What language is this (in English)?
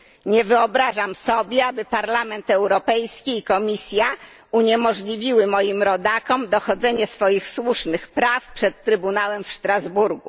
Polish